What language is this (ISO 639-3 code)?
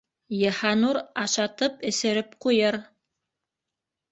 bak